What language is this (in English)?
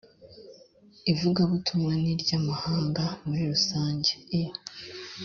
Kinyarwanda